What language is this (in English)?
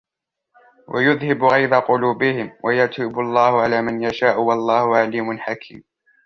Arabic